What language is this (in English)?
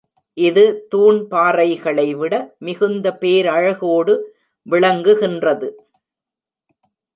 Tamil